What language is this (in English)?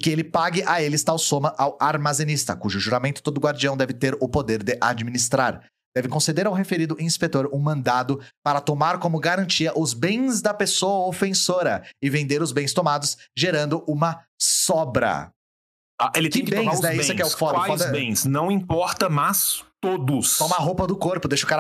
Portuguese